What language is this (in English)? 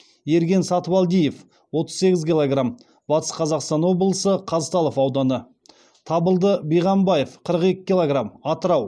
Kazakh